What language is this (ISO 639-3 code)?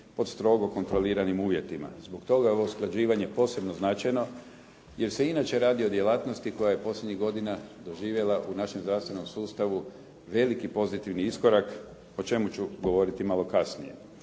hrv